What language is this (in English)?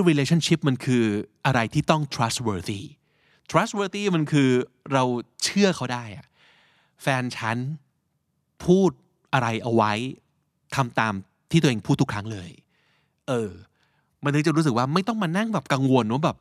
Thai